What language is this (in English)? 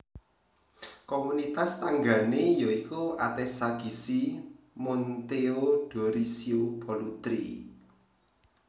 Javanese